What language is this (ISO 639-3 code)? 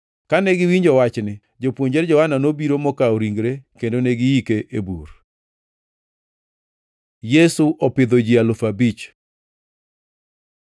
luo